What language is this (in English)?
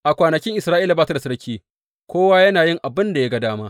Hausa